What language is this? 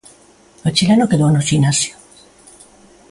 Galician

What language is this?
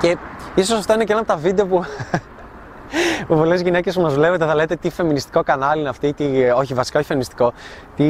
Greek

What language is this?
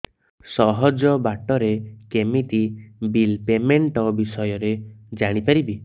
Odia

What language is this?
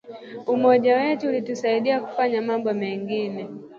Swahili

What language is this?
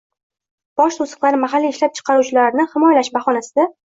Uzbek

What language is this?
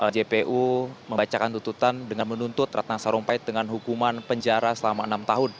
Indonesian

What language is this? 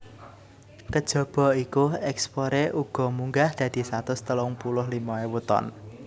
Javanese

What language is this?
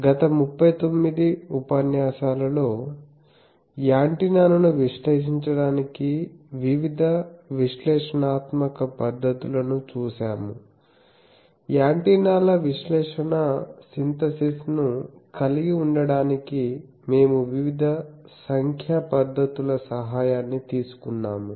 Telugu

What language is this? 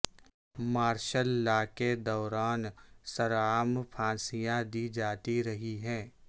Urdu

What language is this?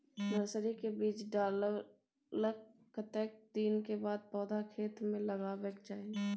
Maithili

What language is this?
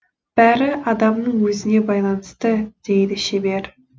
Kazakh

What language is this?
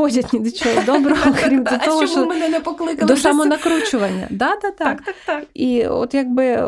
Ukrainian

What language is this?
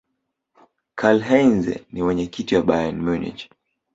Swahili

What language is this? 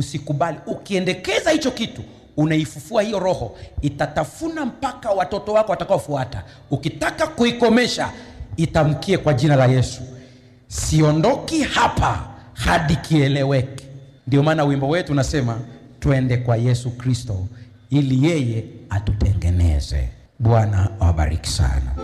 Swahili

